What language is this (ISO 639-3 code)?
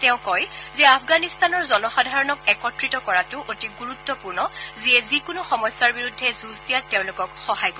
asm